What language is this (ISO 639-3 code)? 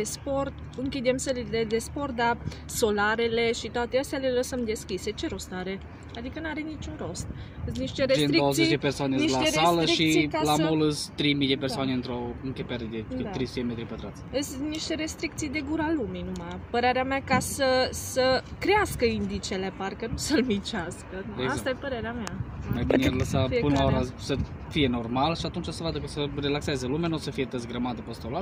ron